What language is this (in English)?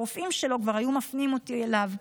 Hebrew